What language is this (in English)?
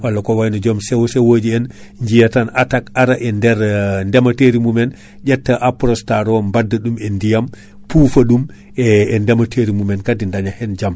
Fula